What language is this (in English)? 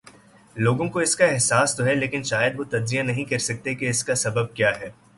Urdu